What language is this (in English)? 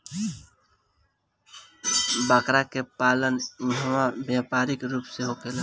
Bhojpuri